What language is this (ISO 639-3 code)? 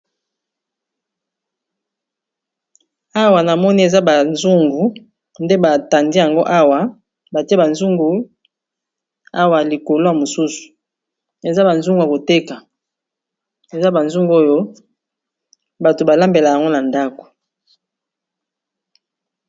lin